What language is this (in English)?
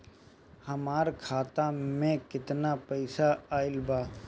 Bhojpuri